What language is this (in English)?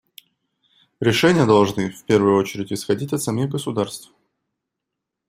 Russian